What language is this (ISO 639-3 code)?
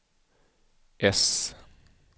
swe